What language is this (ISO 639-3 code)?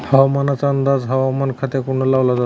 mar